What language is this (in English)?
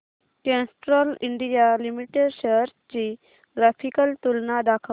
Marathi